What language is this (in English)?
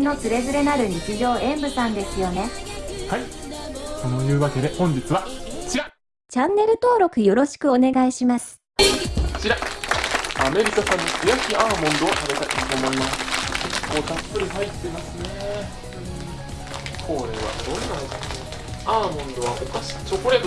Japanese